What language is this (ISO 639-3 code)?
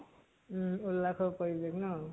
asm